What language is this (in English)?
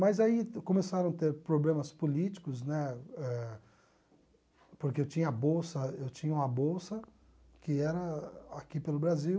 Portuguese